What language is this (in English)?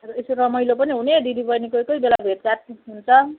Nepali